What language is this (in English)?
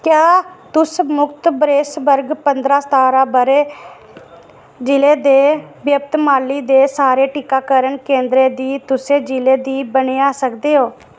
Dogri